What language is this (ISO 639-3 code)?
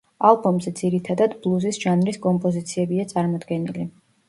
kat